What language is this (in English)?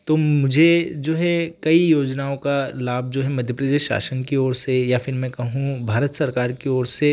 Hindi